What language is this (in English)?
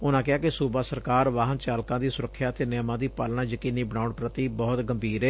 Punjabi